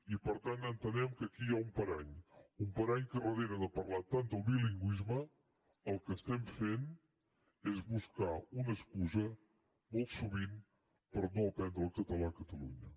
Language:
Catalan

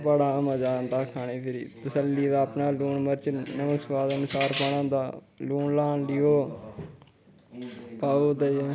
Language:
Dogri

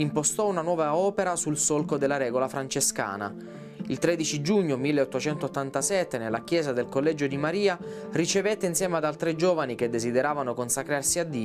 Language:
Italian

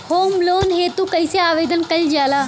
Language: Bhojpuri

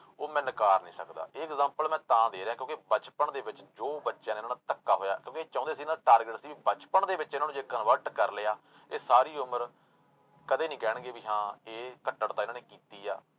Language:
Punjabi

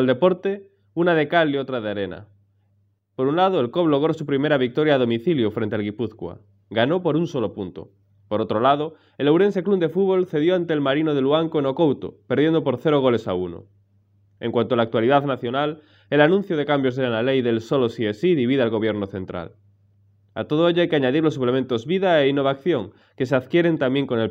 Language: Spanish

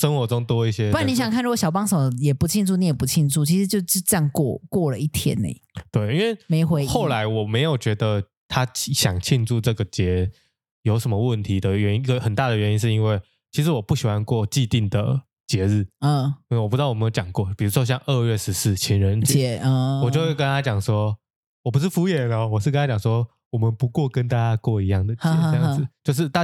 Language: Chinese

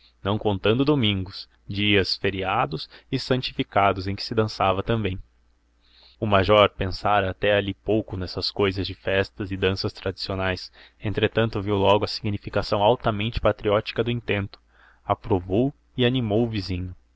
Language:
Portuguese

